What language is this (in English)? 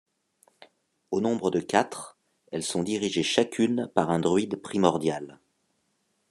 French